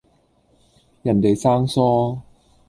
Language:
Cantonese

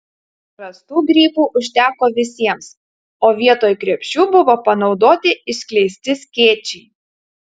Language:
Lithuanian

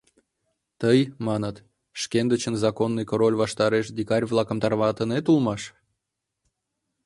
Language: Mari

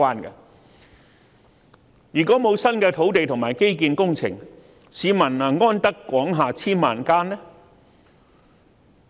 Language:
Cantonese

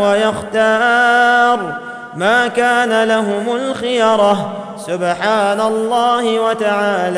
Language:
Arabic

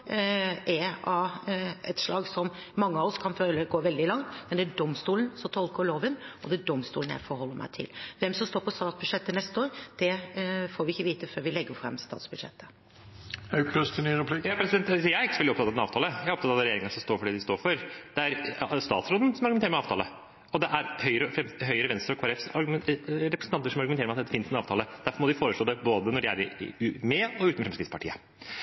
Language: Norwegian Bokmål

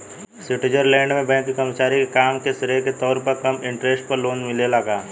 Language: Bhojpuri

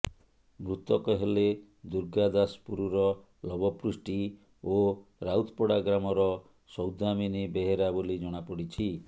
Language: Odia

